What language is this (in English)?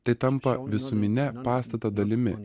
Lithuanian